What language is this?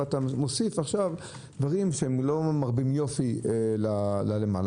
Hebrew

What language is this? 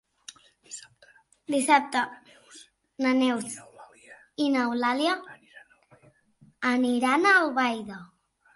Catalan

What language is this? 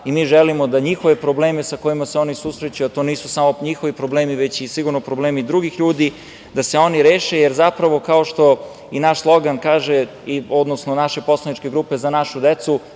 Serbian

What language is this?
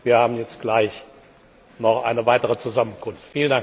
German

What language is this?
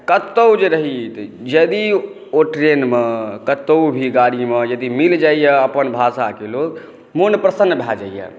Maithili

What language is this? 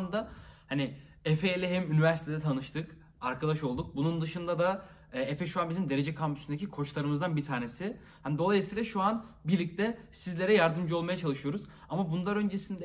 Turkish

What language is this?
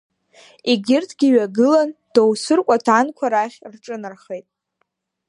Abkhazian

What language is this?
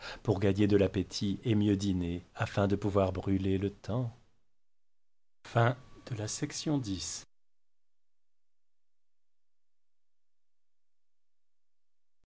French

